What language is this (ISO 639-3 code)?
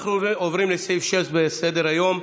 heb